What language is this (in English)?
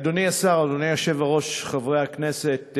Hebrew